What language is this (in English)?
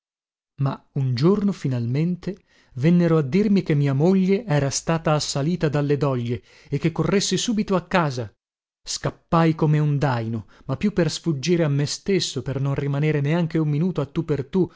Italian